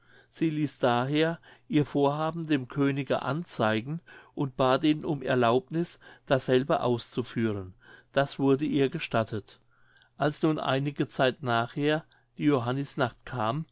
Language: German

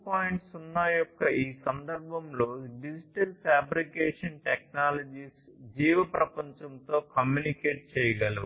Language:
Telugu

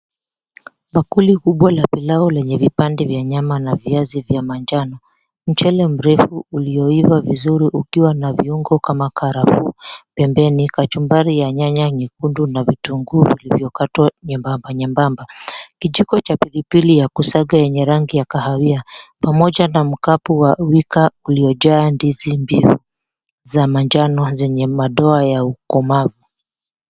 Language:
Swahili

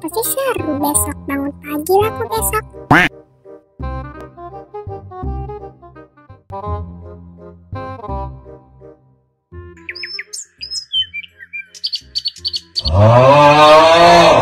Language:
Indonesian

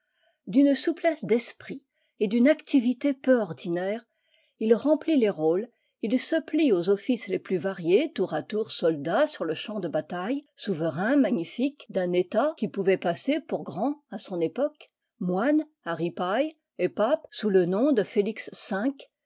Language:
French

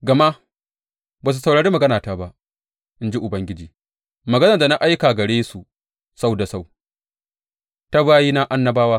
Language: Hausa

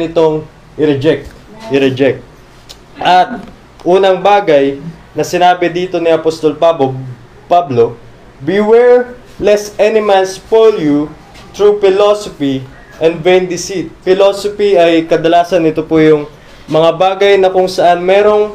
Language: Filipino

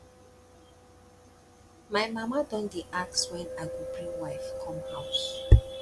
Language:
Nigerian Pidgin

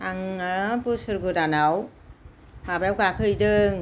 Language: Bodo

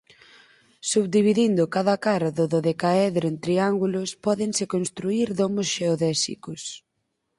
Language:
Galician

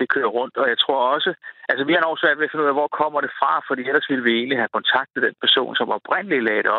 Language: Danish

